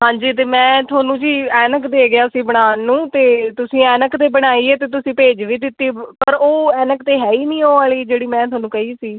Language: Punjabi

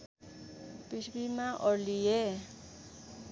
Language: Nepali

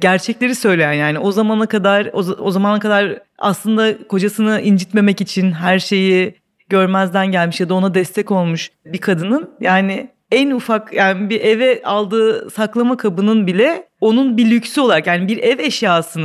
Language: Turkish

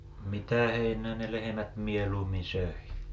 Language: Finnish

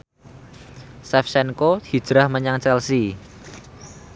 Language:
Javanese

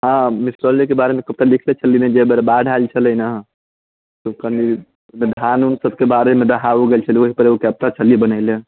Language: Maithili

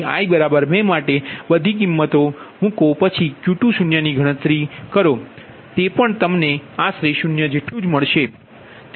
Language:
Gujarati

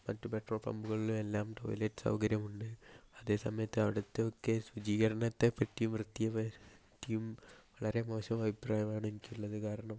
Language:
Malayalam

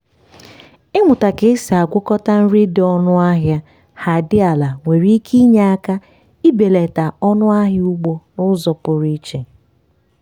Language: Igbo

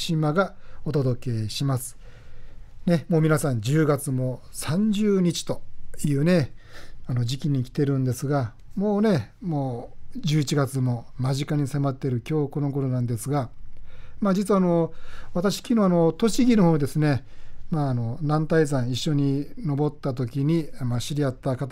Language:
Japanese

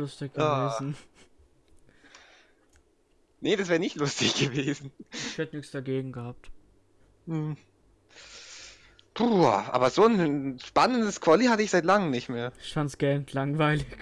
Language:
German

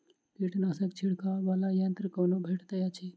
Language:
Maithili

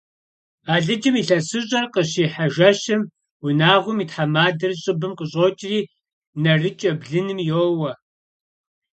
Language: Kabardian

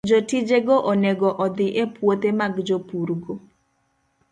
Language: Luo (Kenya and Tanzania)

